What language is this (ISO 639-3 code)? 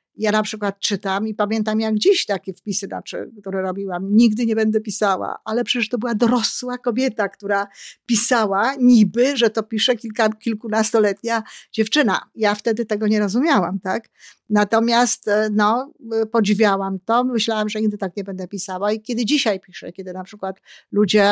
pol